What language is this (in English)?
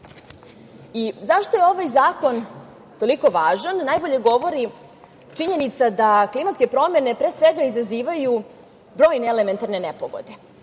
Serbian